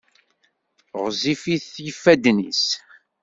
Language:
Kabyle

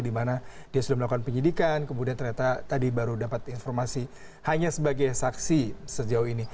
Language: Indonesian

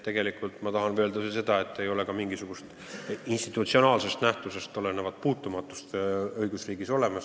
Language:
Estonian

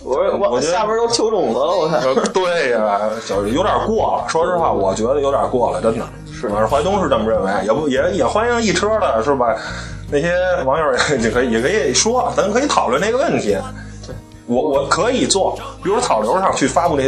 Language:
Chinese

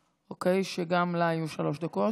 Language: Hebrew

